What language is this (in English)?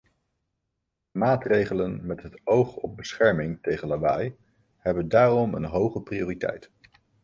Dutch